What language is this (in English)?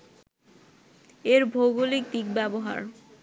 Bangla